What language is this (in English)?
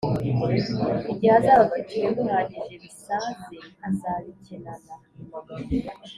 Kinyarwanda